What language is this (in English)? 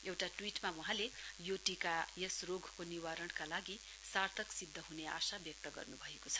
Nepali